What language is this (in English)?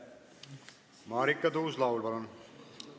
Estonian